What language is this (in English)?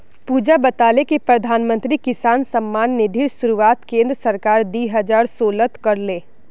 Magahi